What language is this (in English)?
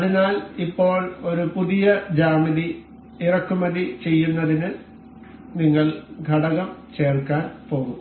Malayalam